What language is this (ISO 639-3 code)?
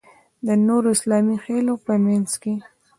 pus